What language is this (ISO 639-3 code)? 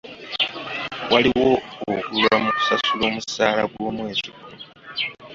lug